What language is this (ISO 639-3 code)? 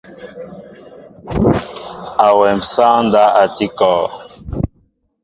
mbo